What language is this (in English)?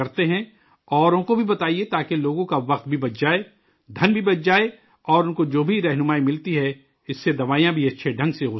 Urdu